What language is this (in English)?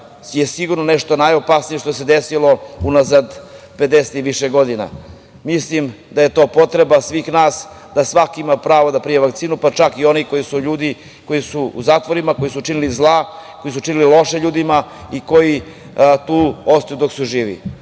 Serbian